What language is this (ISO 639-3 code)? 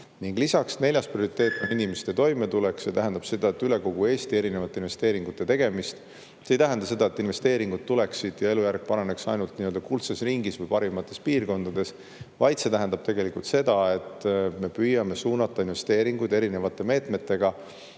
est